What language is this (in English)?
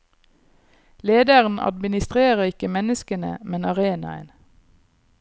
Norwegian